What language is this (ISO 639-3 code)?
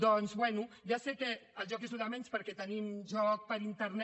cat